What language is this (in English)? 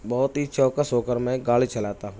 Urdu